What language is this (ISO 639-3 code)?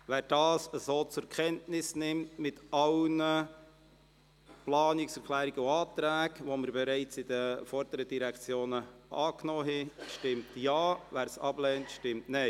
gsw